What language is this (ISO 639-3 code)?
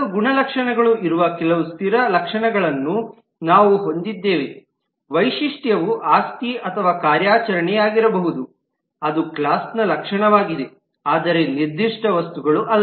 kan